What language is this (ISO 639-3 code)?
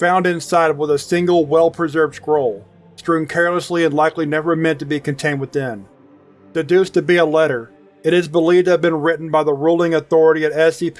eng